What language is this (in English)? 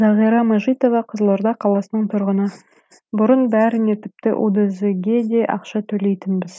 Kazakh